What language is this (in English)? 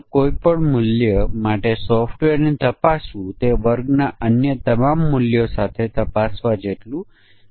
Gujarati